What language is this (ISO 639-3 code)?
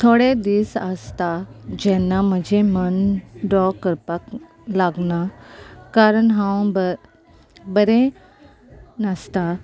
kok